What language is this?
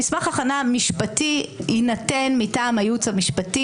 Hebrew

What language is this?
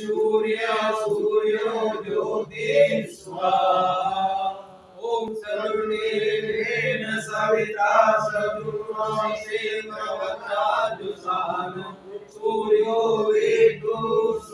Hindi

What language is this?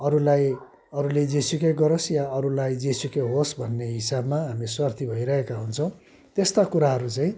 Nepali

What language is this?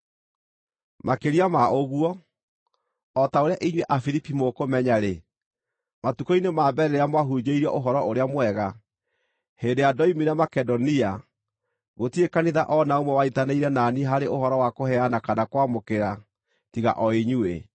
Kikuyu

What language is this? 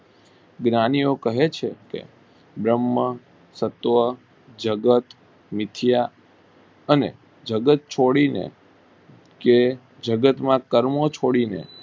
Gujarati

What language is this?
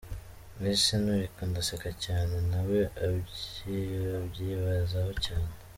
Kinyarwanda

